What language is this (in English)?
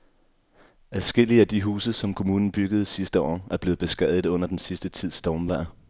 Danish